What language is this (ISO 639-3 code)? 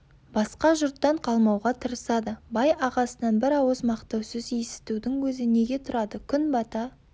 kaz